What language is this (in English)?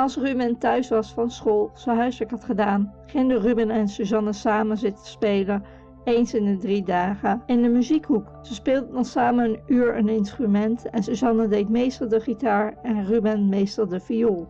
Dutch